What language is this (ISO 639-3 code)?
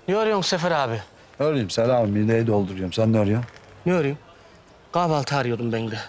tur